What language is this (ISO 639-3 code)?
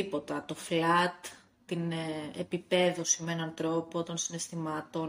ell